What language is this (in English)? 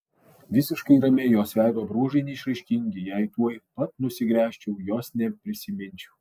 Lithuanian